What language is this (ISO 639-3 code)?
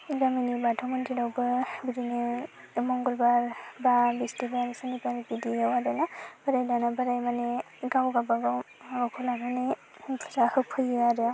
brx